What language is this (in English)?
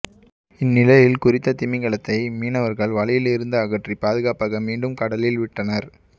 Tamil